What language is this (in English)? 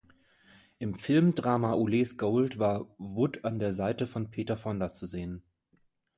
German